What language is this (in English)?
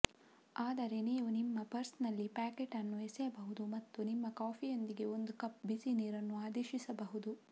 Kannada